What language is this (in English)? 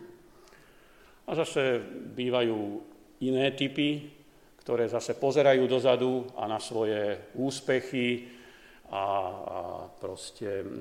Slovak